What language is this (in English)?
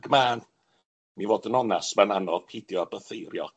Welsh